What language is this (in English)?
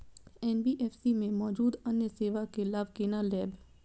Maithili